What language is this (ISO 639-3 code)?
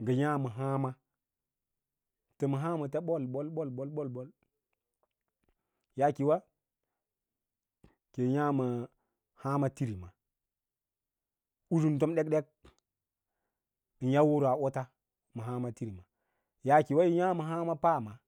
lla